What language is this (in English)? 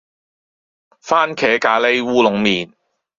Cantonese